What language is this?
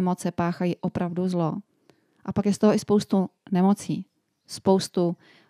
Czech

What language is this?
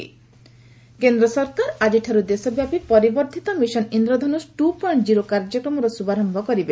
Odia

